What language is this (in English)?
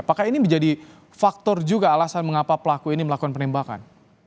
Indonesian